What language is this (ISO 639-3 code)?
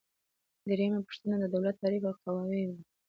pus